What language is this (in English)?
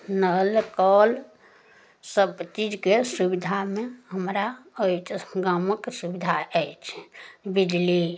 Maithili